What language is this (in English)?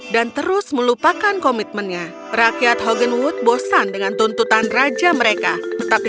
Indonesian